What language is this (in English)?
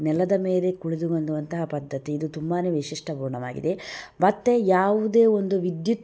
Kannada